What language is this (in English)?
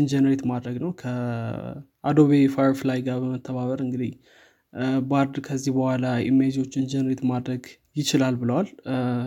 Amharic